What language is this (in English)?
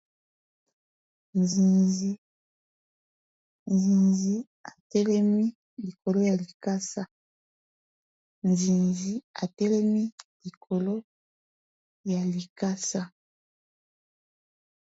Lingala